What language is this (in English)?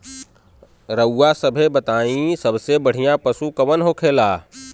Bhojpuri